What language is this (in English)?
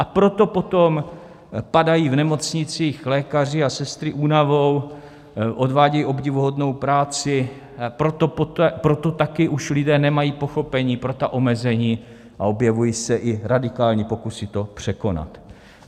Czech